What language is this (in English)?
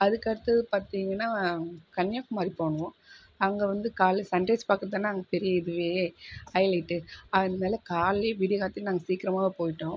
Tamil